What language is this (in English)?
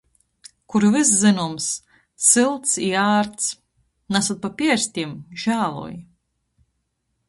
Latgalian